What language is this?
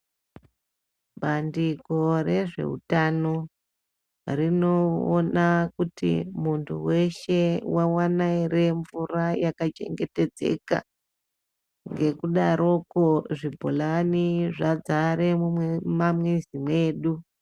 Ndau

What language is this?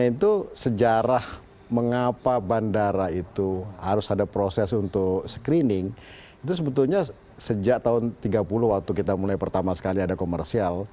Indonesian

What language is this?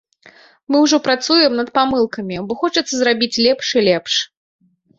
Belarusian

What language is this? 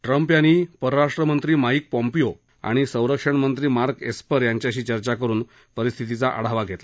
Marathi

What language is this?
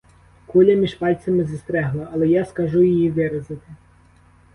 Ukrainian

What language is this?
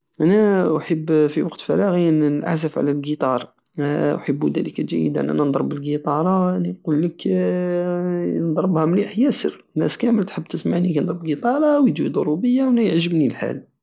Algerian Saharan Arabic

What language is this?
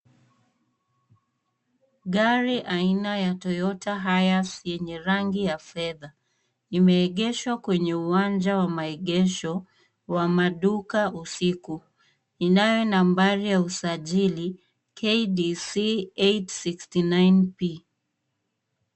Swahili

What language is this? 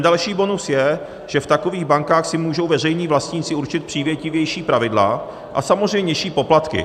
Czech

